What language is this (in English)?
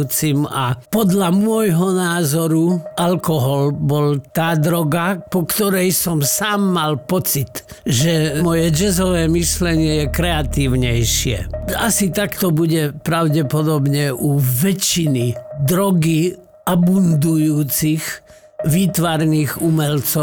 Slovak